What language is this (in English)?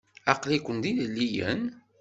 Kabyle